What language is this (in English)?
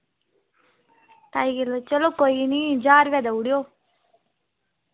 Dogri